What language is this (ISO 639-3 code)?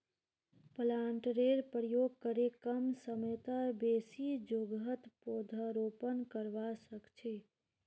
mag